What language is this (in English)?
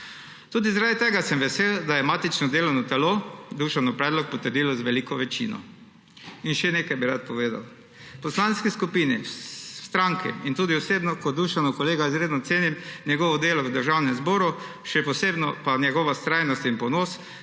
Slovenian